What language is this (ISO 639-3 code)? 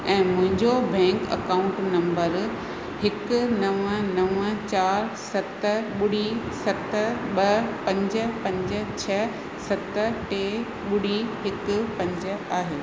snd